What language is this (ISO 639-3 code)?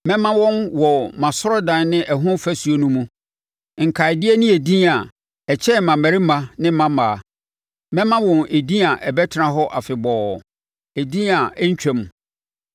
aka